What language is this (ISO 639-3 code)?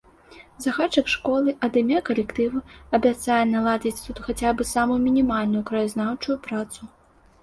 bel